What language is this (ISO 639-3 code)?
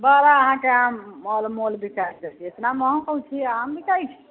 mai